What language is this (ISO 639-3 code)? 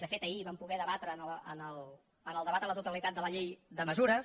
cat